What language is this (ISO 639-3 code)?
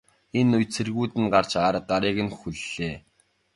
mon